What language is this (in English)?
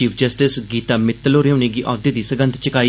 Dogri